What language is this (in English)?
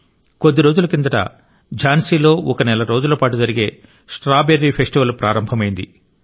Telugu